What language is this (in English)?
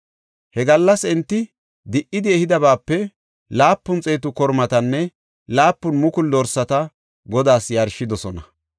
Gofa